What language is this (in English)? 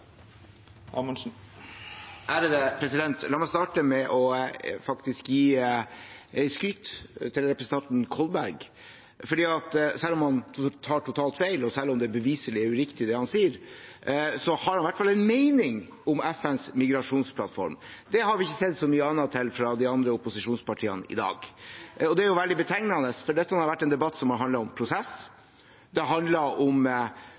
Norwegian